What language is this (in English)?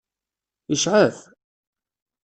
Kabyle